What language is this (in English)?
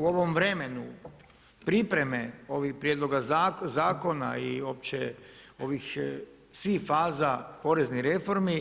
Croatian